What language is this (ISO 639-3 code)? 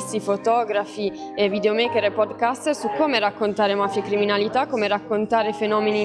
ita